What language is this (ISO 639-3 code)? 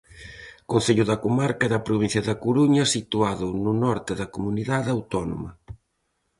glg